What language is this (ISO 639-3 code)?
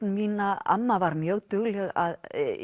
isl